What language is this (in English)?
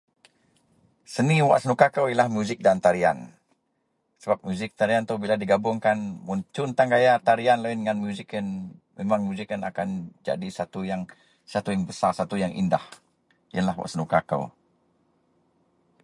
Central Melanau